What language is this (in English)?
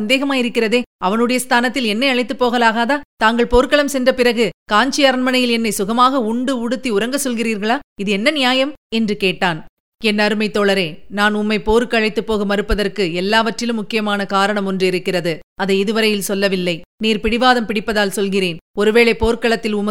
Tamil